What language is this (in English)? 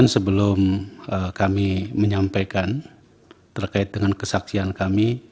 Indonesian